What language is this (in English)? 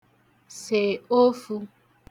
Igbo